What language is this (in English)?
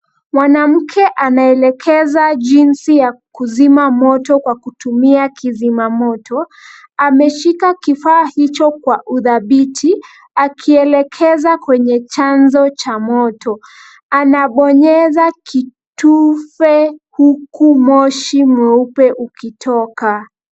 Swahili